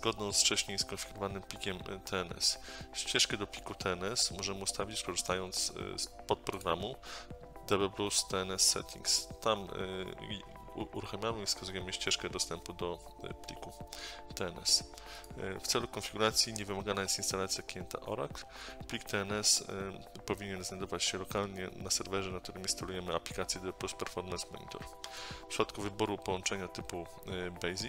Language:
Polish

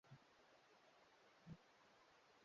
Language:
Swahili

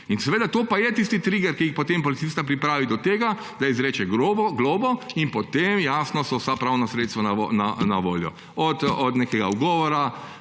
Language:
Slovenian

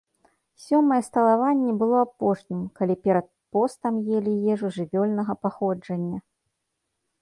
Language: Belarusian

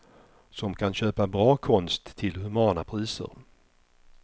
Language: Swedish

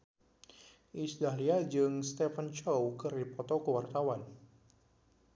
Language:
Sundanese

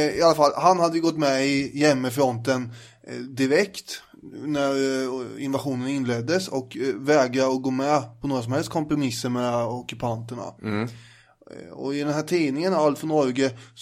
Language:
Swedish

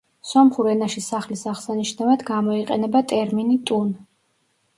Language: Georgian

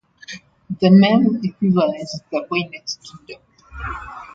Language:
English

